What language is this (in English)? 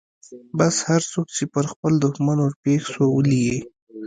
Pashto